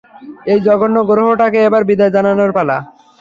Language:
Bangla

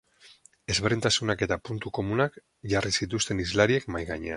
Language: Basque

